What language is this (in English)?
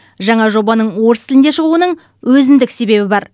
Kazakh